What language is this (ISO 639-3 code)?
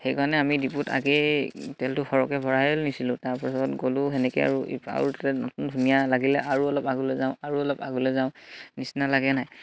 asm